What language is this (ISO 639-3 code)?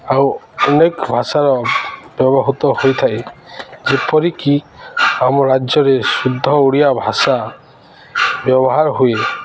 ori